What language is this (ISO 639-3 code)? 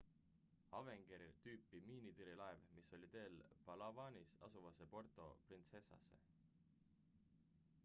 est